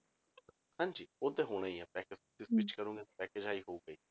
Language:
Punjabi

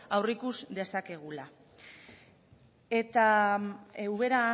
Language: Basque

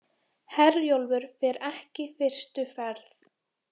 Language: Icelandic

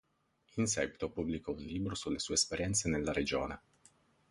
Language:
Italian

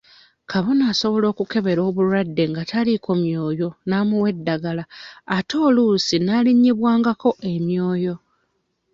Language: Ganda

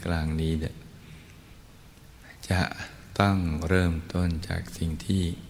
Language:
Thai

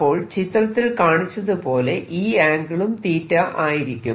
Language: Malayalam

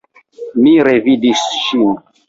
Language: Esperanto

